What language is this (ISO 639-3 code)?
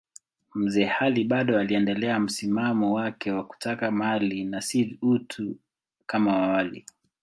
swa